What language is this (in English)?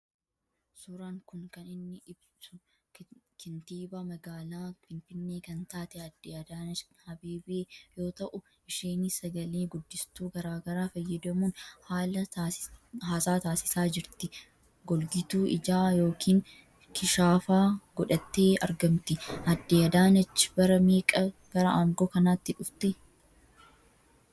Oromo